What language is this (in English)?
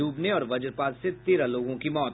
Hindi